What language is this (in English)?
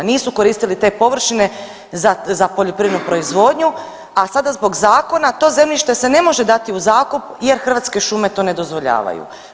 Croatian